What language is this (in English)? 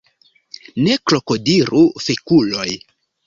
Esperanto